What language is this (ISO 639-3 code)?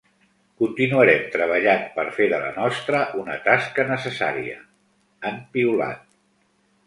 cat